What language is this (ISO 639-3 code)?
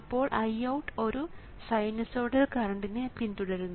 mal